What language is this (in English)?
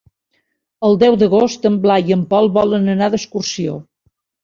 Catalan